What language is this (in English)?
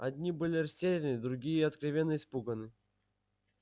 Russian